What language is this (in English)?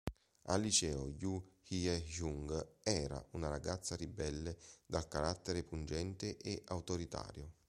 Italian